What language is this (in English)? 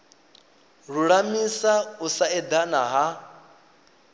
Venda